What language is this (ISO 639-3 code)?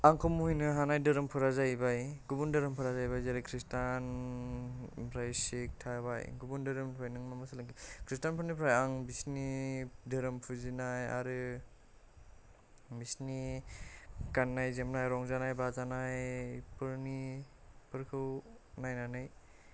brx